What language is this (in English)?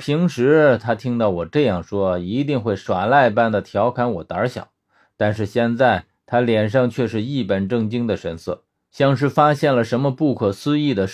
Chinese